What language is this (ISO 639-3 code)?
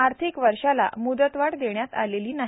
mar